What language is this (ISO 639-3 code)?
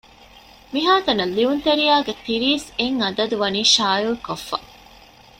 div